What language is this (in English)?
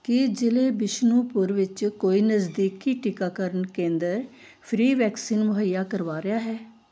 Punjabi